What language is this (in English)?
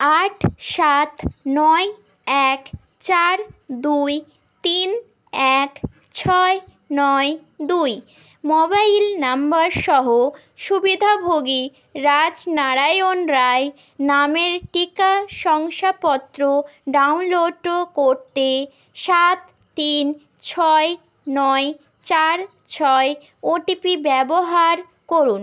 Bangla